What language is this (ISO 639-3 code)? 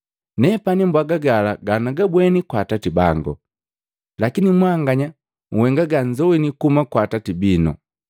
mgv